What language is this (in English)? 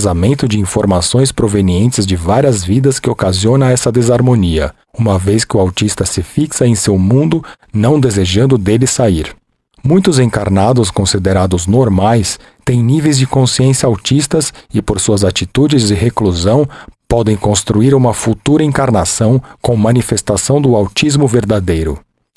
Portuguese